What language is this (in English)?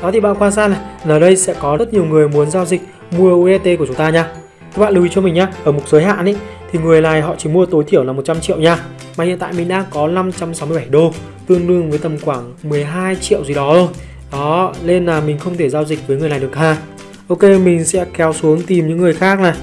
Vietnamese